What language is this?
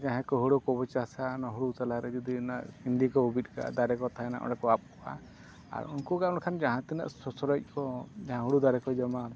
Santali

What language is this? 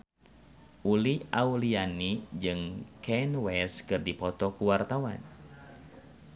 Sundanese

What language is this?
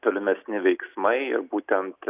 Lithuanian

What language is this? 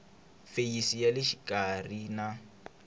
Tsonga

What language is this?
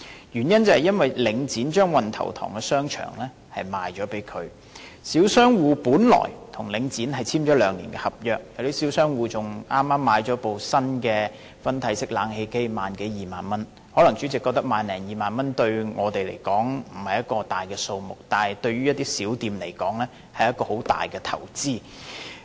Cantonese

